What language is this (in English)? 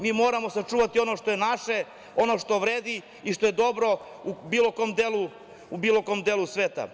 Serbian